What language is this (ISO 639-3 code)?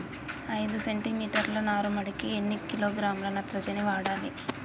tel